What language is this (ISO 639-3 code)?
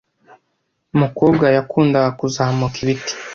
kin